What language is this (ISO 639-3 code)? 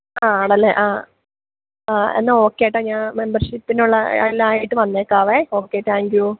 mal